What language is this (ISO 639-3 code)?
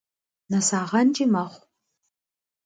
kbd